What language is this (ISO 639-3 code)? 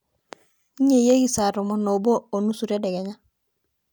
mas